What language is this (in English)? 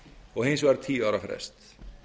Icelandic